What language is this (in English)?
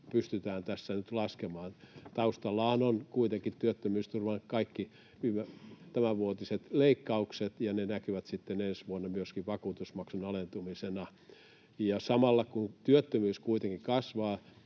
Finnish